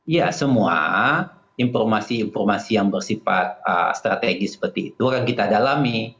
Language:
Indonesian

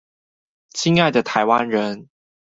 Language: Chinese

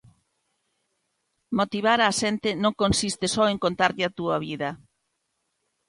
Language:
Galician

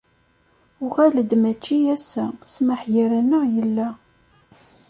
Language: Kabyle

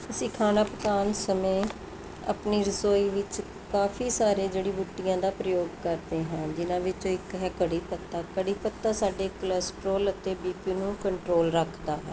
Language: Punjabi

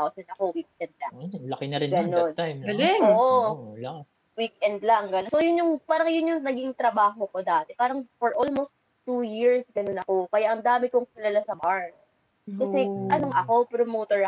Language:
Filipino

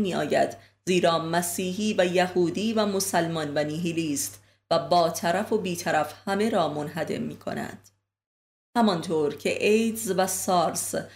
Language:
Persian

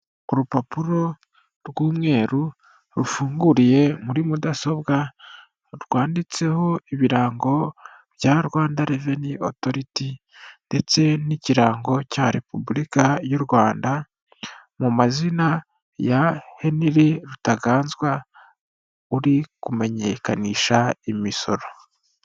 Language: Kinyarwanda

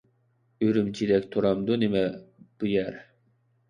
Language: Uyghur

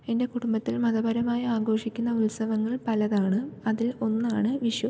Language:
Malayalam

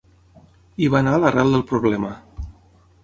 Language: Catalan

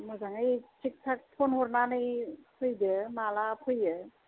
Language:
Bodo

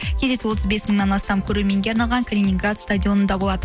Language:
Kazakh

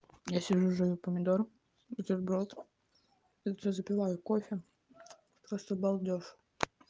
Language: Russian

